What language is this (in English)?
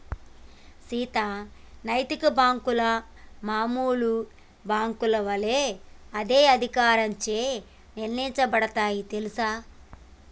Telugu